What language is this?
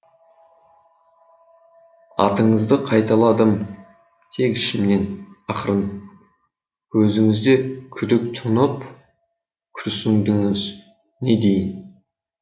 Kazakh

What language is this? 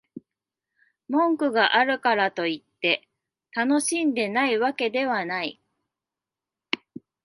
Japanese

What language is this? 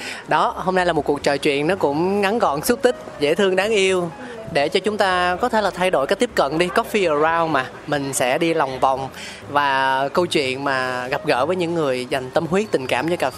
Vietnamese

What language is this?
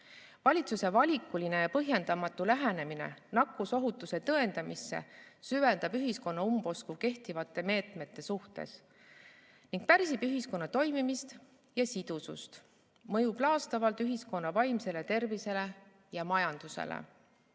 Estonian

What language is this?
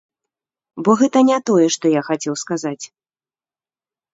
Belarusian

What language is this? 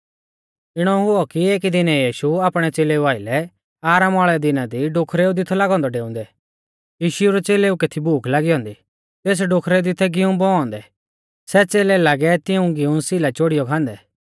Mahasu Pahari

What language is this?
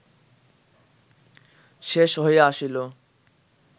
Bangla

